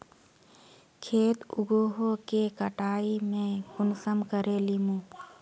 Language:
Magahi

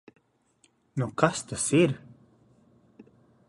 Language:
Latvian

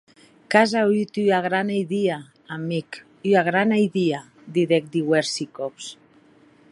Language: Occitan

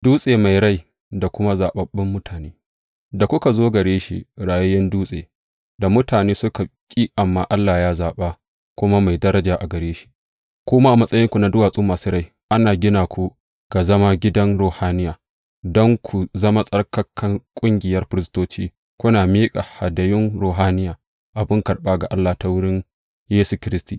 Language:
Hausa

